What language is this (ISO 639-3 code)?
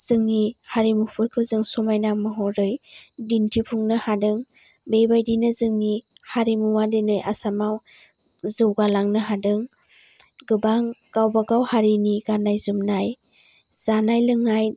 brx